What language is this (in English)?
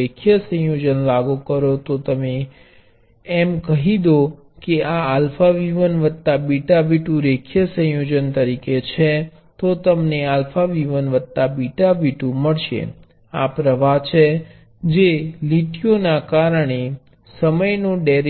Gujarati